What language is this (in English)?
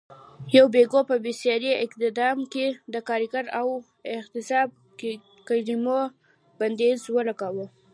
Pashto